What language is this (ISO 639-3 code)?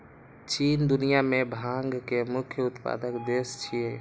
mai